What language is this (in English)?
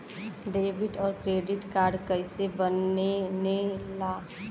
Bhojpuri